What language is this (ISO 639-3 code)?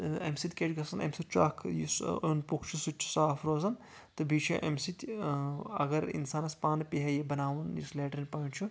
kas